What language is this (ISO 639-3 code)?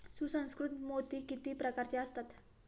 mar